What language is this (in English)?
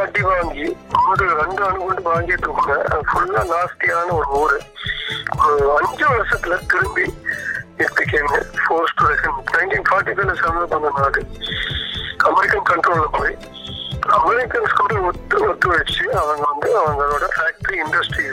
Tamil